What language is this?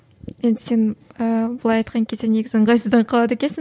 Kazakh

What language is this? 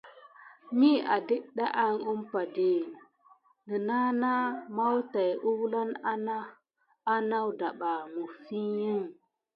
Gidar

